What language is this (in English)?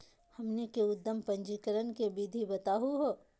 Magahi